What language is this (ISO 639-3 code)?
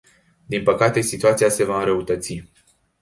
ron